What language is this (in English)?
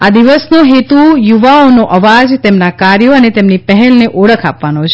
Gujarati